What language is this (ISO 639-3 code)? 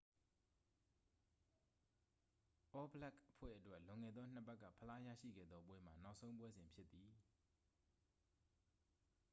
mya